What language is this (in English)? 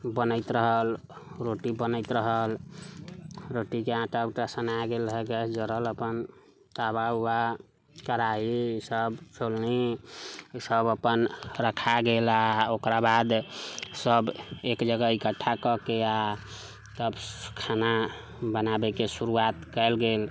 Maithili